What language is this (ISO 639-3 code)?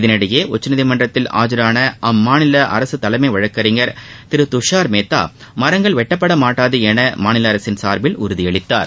tam